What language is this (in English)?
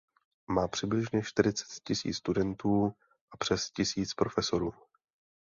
Czech